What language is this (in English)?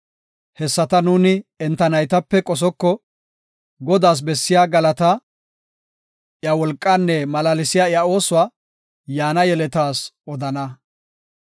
Gofa